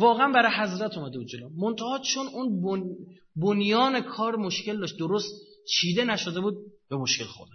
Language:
Persian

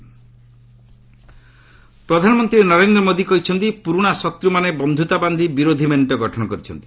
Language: Odia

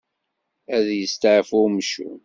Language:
Kabyle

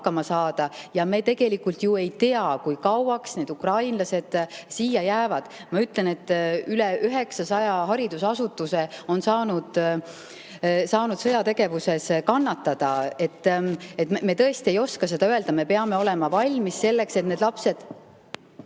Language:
Estonian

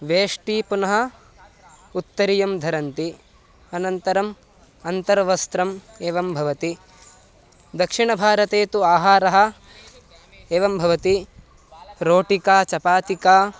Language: Sanskrit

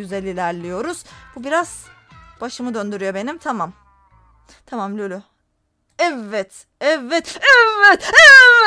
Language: Turkish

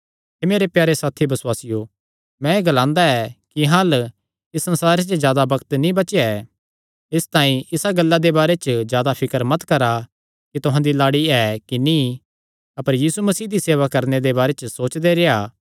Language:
Kangri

